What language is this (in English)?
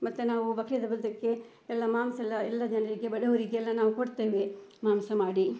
Kannada